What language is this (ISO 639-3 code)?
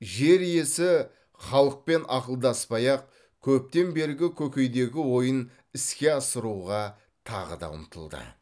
kaz